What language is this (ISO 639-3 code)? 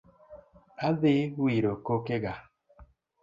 luo